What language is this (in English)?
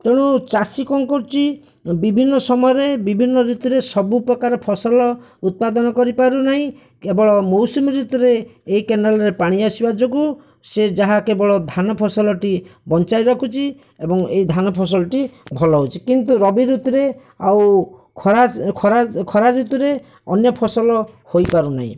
Odia